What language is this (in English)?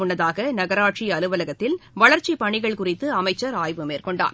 Tamil